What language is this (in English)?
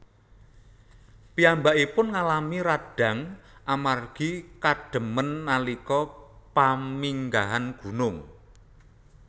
Javanese